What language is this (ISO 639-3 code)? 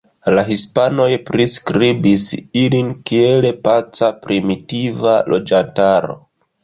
epo